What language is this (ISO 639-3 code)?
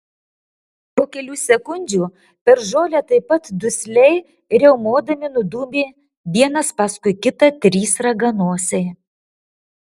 lit